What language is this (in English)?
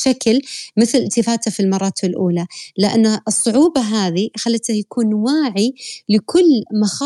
Arabic